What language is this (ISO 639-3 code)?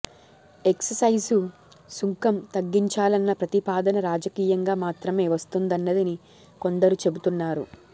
tel